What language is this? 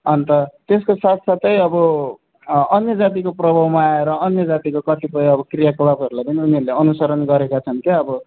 Nepali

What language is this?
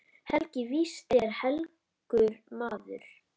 Icelandic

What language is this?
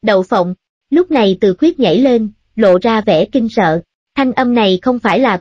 Vietnamese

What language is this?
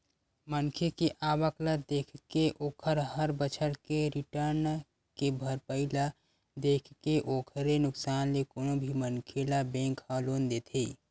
Chhattisgarhi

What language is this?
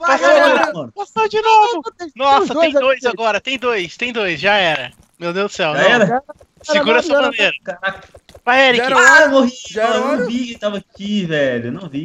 Portuguese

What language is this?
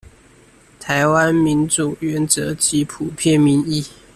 Chinese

